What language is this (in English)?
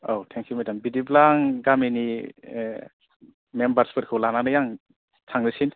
Bodo